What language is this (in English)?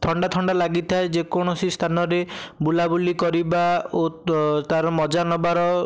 Odia